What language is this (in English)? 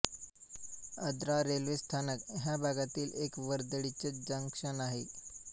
Marathi